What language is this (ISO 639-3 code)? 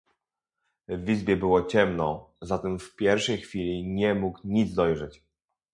pol